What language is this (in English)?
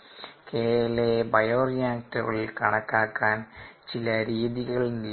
Malayalam